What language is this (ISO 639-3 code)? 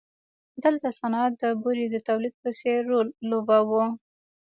pus